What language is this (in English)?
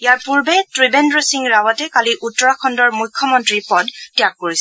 Assamese